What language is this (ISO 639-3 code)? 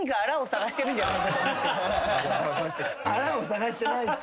jpn